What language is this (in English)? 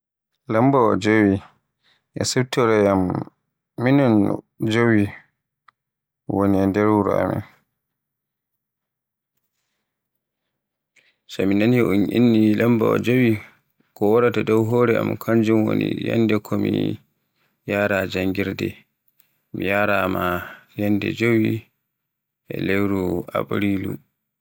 Borgu Fulfulde